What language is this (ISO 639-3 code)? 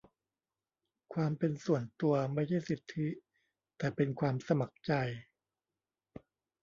tha